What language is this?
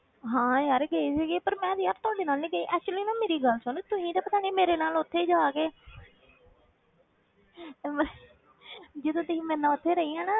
Punjabi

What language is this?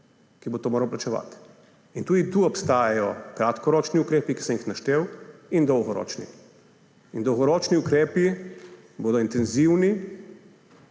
Slovenian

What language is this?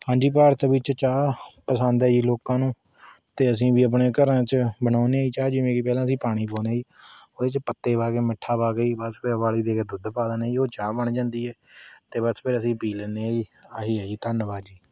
Punjabi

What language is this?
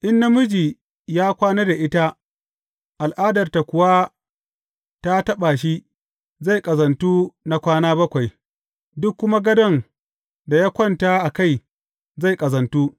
Hausa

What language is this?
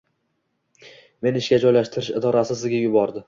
Uzbek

